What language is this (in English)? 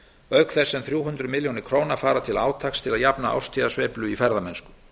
Icelandic